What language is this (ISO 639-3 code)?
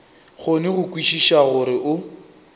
nso